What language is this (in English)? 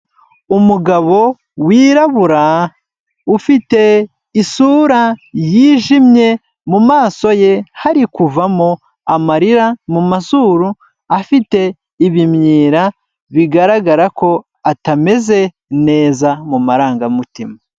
Kinyarwanda